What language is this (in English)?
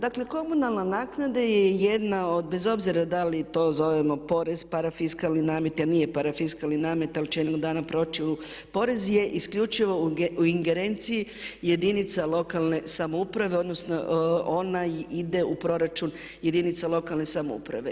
Croatian